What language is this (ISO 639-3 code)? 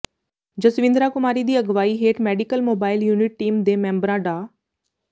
pan